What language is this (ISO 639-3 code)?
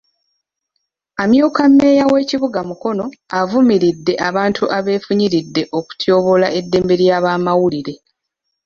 lug